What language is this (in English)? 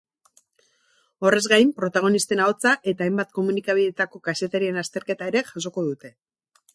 Basque